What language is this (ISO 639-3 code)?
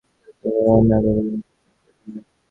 ben